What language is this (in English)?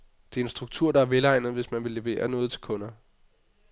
Danish